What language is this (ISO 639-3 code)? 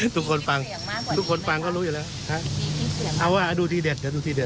tha